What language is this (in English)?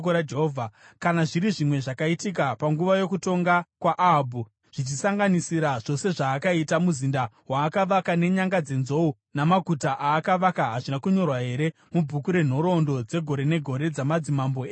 Shona